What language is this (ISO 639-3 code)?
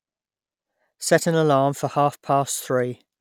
eng